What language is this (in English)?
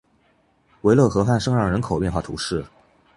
Chinese